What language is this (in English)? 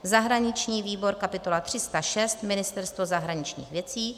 Czech